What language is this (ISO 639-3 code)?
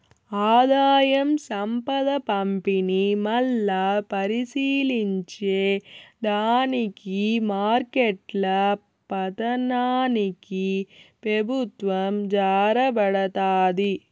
tel